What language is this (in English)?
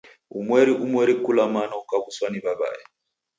Taita